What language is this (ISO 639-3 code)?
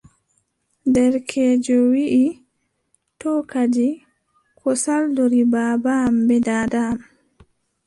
fub